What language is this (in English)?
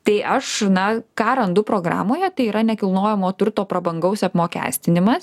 Lithuanian